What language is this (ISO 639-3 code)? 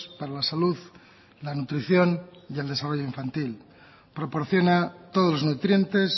spa